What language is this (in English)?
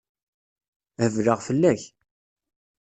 Kabyle